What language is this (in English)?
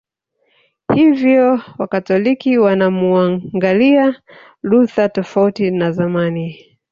Swahili